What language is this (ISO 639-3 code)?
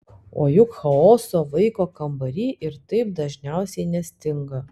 lit